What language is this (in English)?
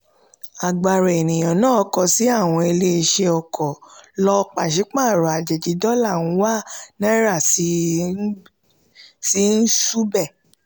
Yoruba